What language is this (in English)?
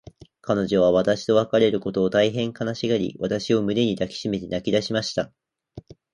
Japanese